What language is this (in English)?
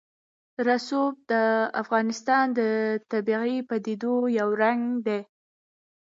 Pashto